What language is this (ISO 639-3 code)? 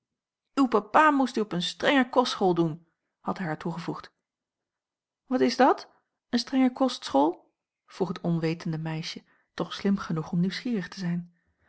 nld